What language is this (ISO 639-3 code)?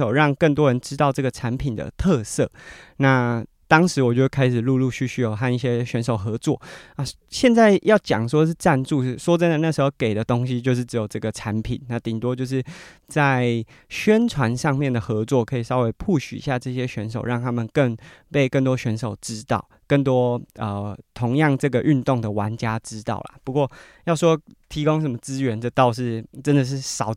zho